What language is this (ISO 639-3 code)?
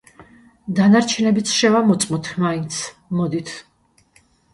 kat